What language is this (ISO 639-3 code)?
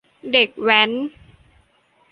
tha